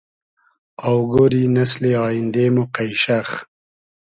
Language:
Hazaragi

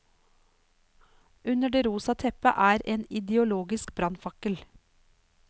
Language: Norwegian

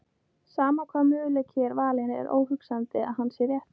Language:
Icelandic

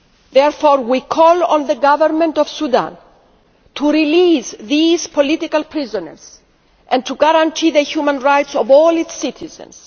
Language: English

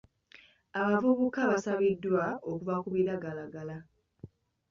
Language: Ganda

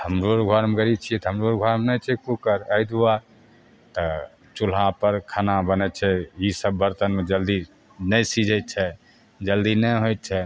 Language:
Maithili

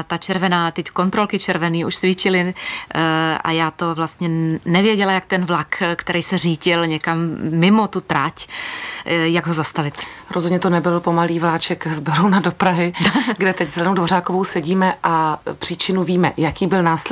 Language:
Czech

